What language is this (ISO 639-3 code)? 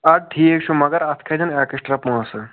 kas